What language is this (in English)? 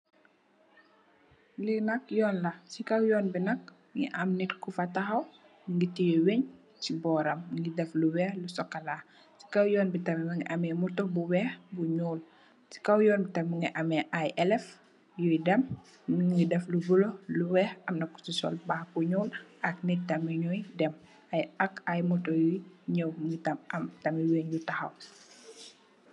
Wolof